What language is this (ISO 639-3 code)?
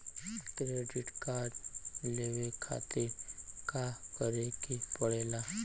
bho